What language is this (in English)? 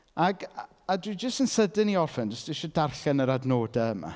Welsh